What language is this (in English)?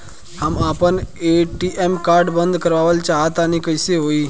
Bhojpuri